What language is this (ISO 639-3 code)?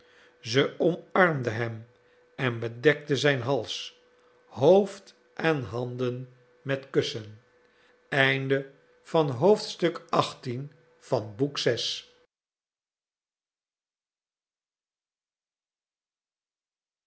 nld